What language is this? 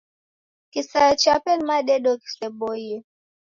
Taita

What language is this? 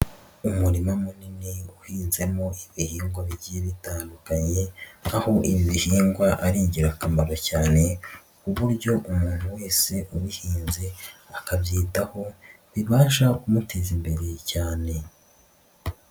Kinyarwanda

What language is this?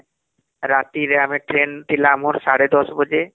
Odia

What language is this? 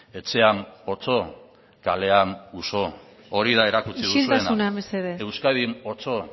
Basque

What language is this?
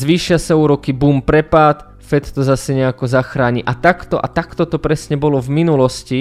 Slovak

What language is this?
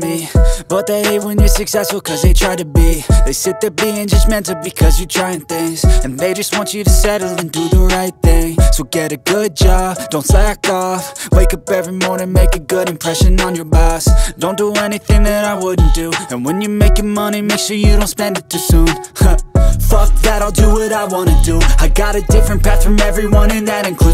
Spanish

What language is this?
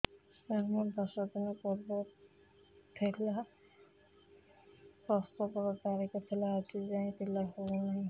Odia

